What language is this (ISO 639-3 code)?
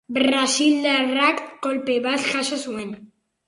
eus